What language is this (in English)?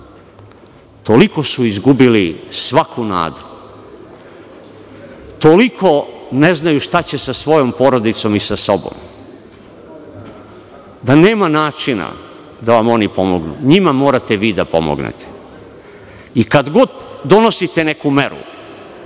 Serbian